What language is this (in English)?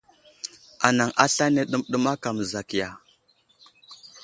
Wuzlam